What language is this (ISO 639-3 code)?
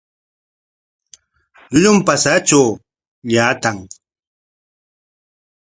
qwa